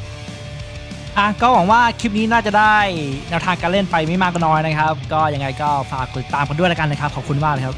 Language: Thai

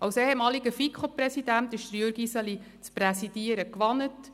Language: Swiss German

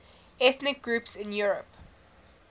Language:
English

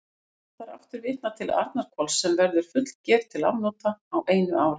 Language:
Icelandic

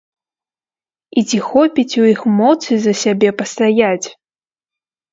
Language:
Belarusian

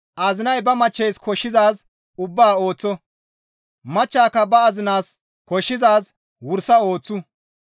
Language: Gamo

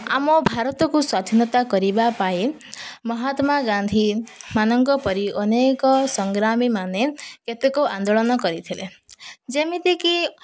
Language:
Odia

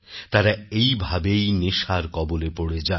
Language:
Bangla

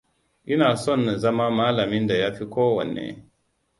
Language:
Hausa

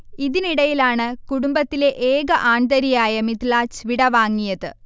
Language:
Malayalam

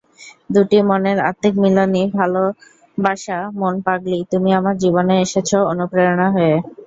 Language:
Bangla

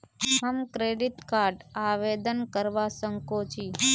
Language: Magahi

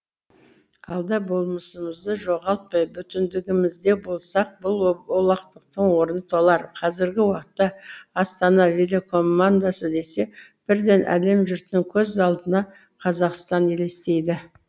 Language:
Kazakh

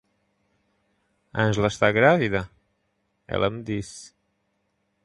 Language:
Portuguese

